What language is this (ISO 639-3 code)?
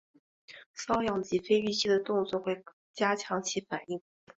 zho